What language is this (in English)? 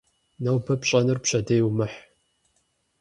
Kabardian